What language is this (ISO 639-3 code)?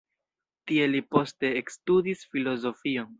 epo